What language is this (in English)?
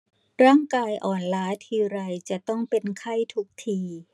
Thai